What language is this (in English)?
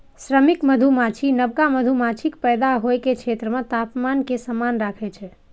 Maithili